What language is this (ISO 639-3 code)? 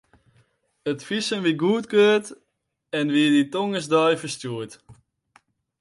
fry